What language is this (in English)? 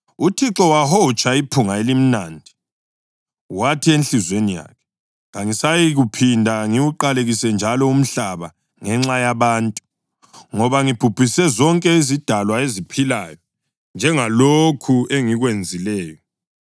North Ndebele